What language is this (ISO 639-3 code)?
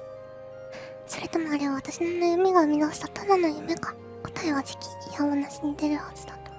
jpn